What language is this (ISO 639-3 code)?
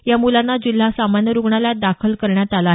mar